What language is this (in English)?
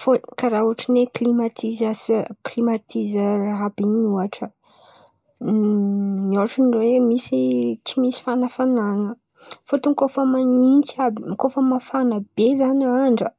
Antankarana Malagasy